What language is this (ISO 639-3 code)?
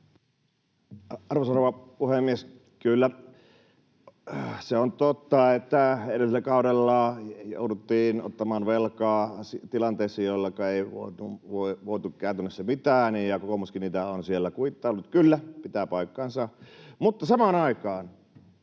fin